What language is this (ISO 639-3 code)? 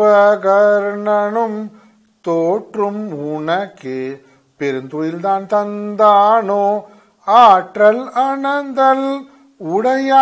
tam